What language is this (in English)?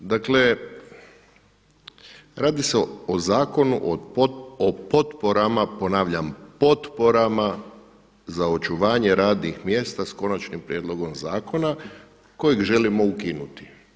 Croatian